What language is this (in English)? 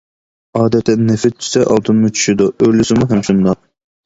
Uyghur